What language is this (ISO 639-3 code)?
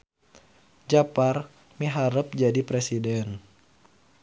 sun